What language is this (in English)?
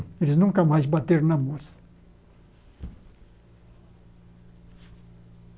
Portuguese